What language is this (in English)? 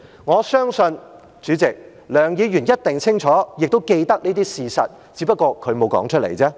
Cantonese